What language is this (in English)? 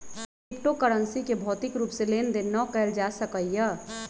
Magahi